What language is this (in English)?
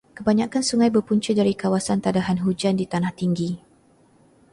Malay